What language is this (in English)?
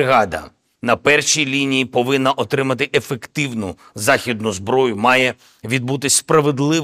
Ukrainian